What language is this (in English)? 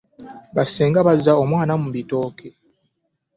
Ganda